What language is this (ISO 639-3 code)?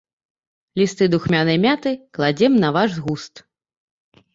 bel